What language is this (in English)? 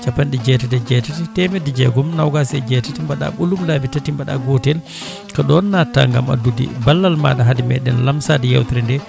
Fula